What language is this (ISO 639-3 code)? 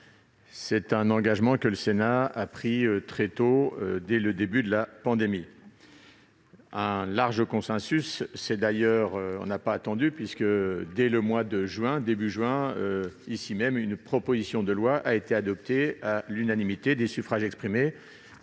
fra